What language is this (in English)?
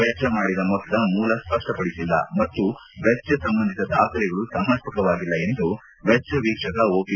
Kannada